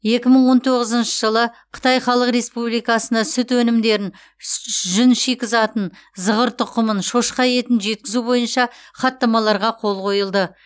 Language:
Kazakh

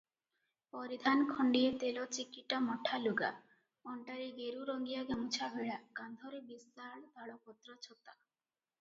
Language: Odia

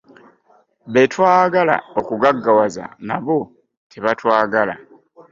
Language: Ganda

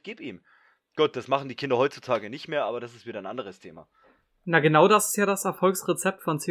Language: German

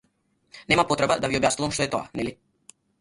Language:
Macedonian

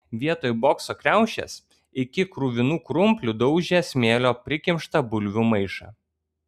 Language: Lithuanian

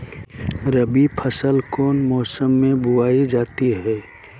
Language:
Magahi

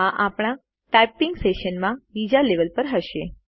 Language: Gujarati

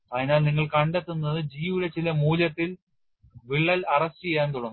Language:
Malayalam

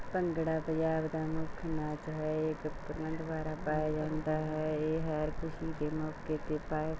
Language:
Punjabi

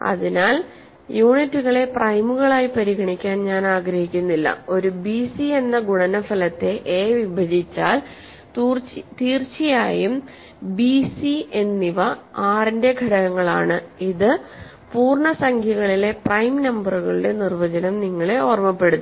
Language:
Malayalam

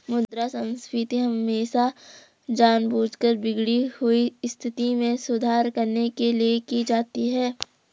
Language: Hindi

